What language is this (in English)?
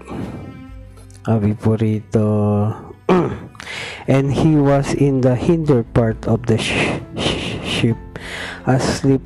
Filipino